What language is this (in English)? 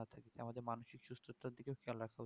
Bangla